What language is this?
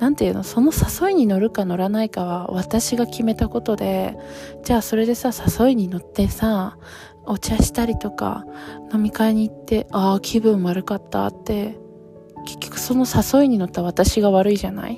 Japanese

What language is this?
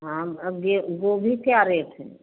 Hindi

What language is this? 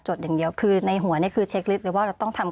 Thai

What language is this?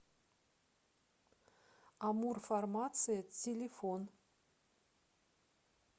Russian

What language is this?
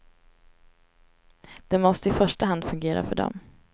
Swedish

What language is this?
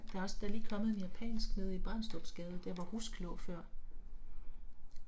Danish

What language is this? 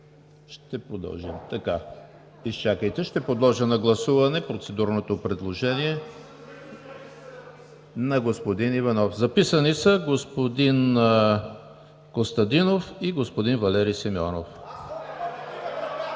Bulgarian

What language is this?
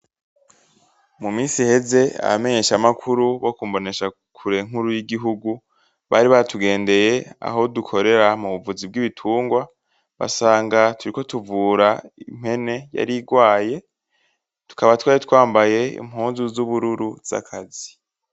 Rundi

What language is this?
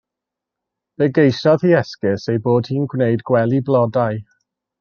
Welsh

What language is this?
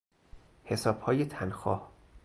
Persian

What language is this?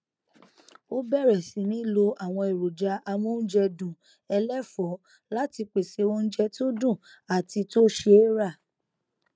Yoruba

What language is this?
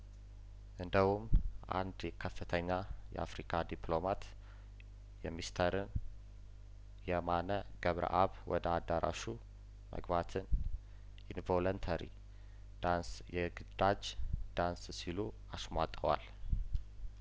Amharic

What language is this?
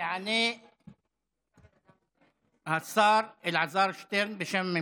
Hebrew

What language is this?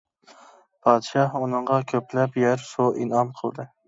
Uyghur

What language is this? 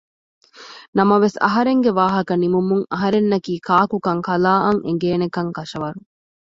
Divehi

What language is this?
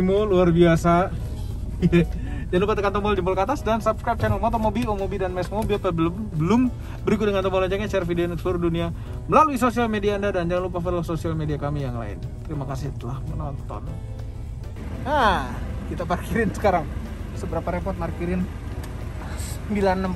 Indonesian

